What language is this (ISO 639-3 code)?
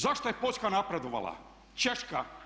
hrv